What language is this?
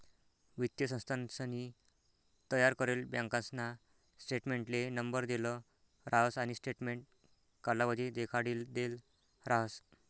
Marathi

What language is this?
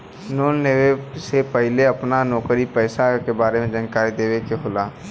Bhojpuri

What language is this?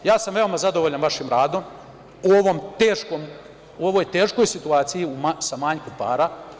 Serbian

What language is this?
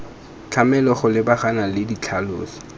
Tswana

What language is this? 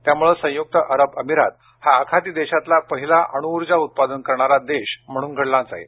Marathi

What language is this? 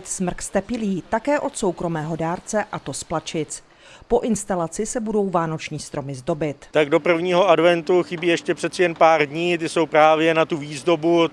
Czech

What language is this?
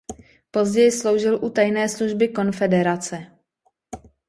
Czech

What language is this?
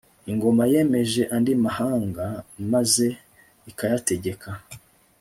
Kinyarwanda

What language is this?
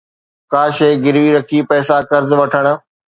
Sindhi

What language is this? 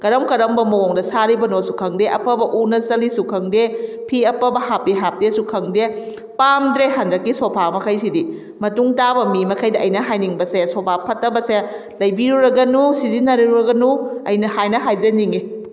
Manipuri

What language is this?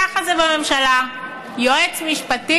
Hebrew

